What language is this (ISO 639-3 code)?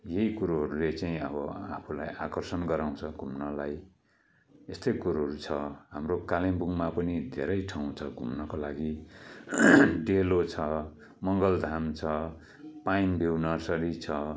nep